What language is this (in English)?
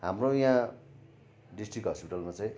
Nepali